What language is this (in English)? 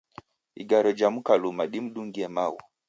Taita